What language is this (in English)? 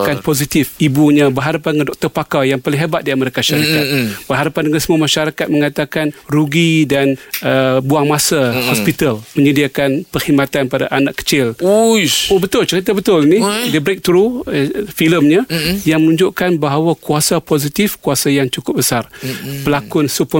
Malay